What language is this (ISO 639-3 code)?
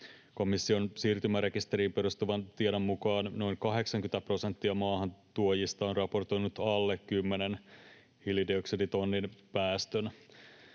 fin